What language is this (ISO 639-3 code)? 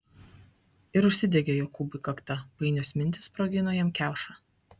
lit